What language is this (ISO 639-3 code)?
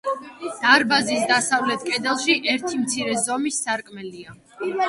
kat